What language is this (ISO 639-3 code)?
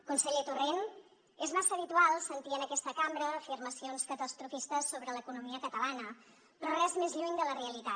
cat